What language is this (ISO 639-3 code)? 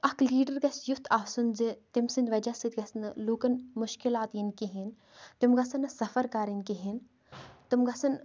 kas